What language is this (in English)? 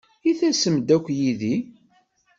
Kabyle